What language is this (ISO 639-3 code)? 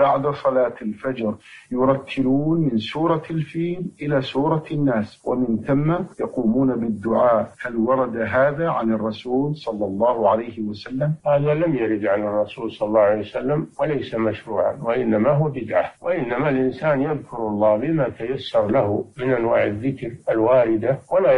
ara